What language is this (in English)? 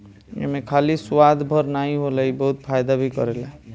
Bhojpuri